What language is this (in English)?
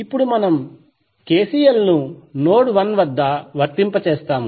Telugu